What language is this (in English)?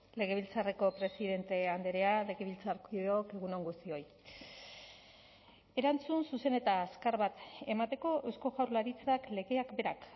Basque